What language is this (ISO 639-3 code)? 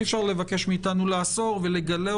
heb